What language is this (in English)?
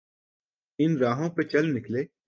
Urdu